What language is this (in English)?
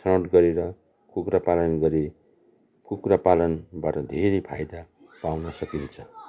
Nepali